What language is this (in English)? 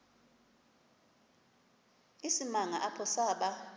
Xhosa